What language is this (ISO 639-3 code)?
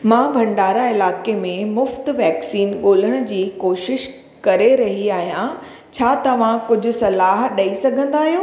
snd